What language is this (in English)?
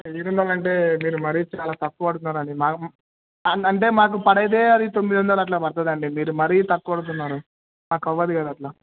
Telugu